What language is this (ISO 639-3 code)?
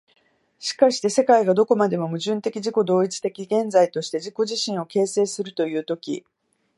jpn